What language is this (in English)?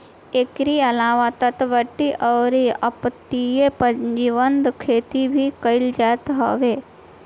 Bhojpuri